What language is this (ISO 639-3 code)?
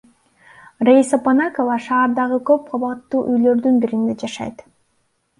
kir